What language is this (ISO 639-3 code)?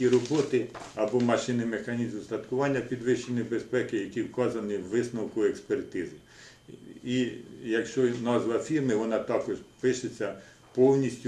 ukr